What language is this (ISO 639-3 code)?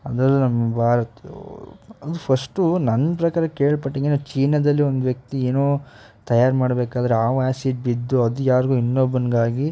kan